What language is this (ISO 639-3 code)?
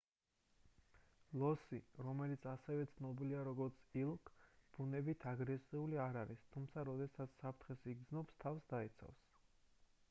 kat